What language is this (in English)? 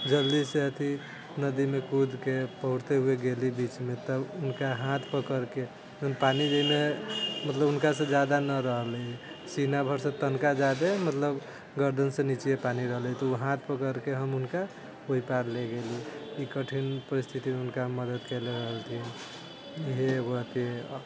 Maithili